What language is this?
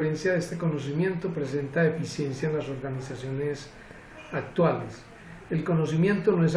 Spanish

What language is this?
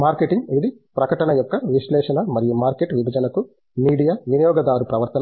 Telugu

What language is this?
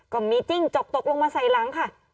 Thai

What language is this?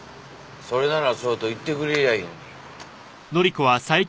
Japanese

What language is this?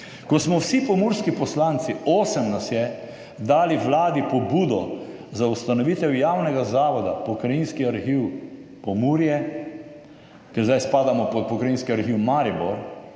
Slovenian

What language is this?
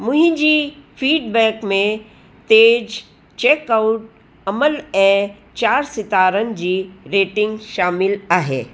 Sindhi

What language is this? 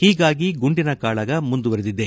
Kannada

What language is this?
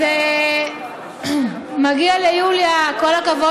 Hebrew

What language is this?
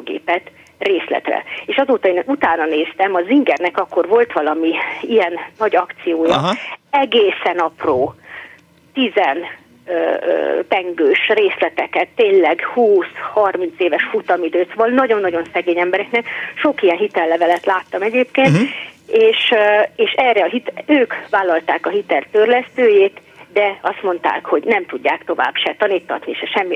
Hungarian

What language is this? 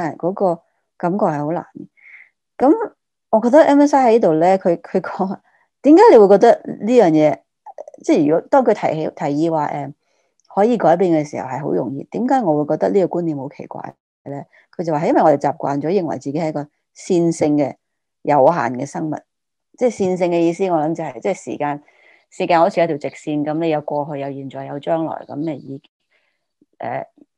Chinese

